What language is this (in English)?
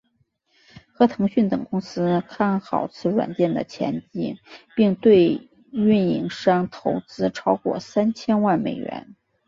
Chinese